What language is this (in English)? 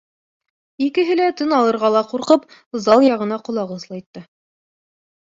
Bashkir